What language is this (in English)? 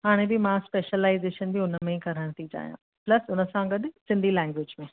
Sindhi